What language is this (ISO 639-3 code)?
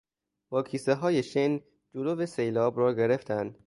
fas